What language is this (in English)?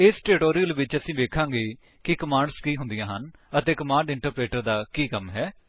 Punjabi